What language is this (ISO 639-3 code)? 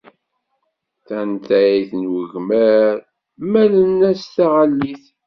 kab